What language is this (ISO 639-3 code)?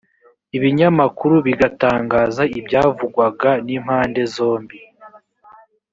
kin